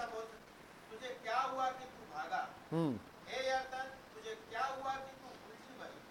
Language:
Hindi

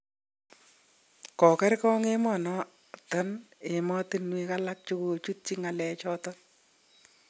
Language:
Kalenjin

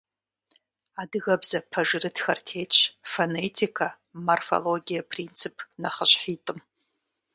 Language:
Kabardian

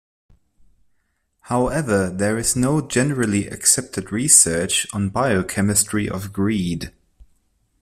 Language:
English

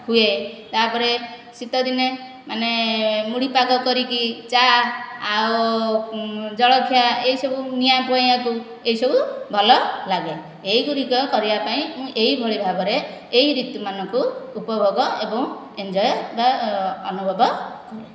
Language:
Odia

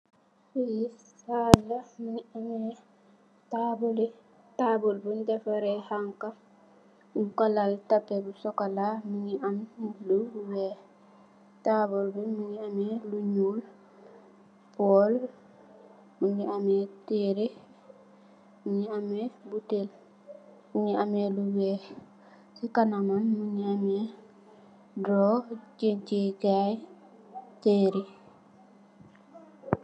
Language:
Wolof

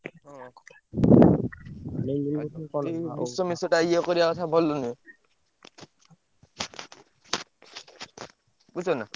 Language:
Odia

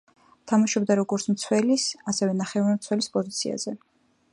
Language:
Georgian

